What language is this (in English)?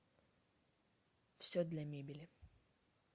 Russian